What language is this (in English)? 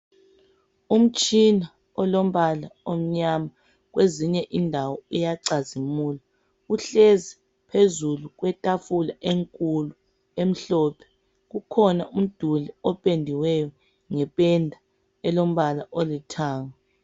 North Ndebele